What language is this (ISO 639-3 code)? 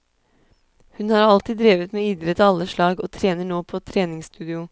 nor